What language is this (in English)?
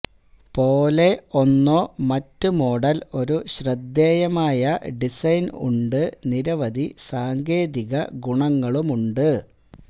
Malayalam